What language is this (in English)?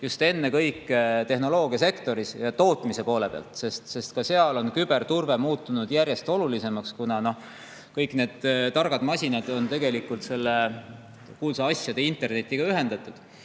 Estonian